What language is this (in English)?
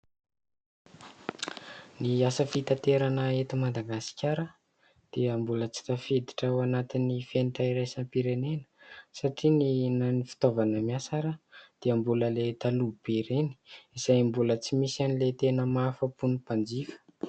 Malagasy